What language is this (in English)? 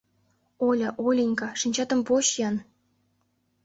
Mari